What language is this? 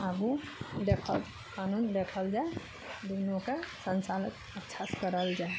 Maithili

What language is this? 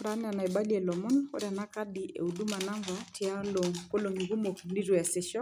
Masai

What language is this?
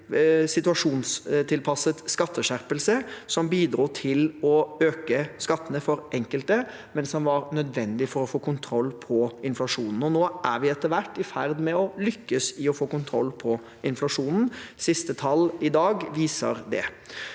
Norwegian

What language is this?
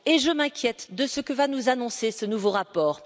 French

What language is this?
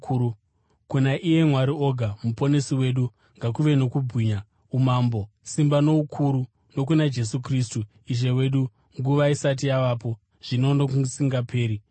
Shona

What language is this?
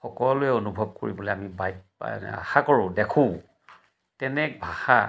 Assamese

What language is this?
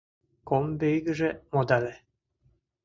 Mari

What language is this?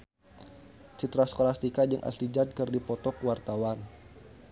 Sundanese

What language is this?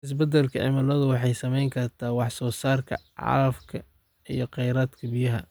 Somali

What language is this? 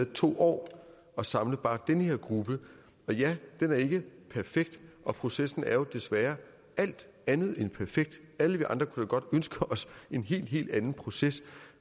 Danish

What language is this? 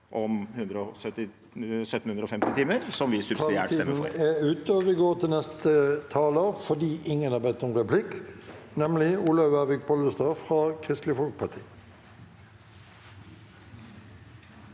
Norwegian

